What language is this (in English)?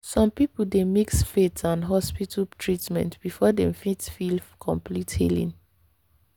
Nigerian Pidgin